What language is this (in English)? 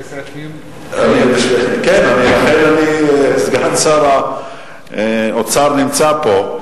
Hebrew